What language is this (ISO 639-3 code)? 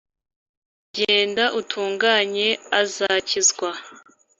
kin